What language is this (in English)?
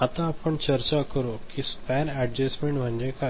Marathi